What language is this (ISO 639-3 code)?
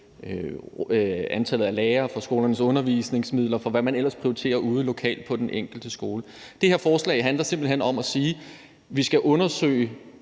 dan